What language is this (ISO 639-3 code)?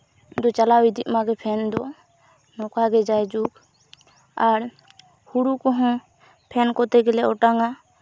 sat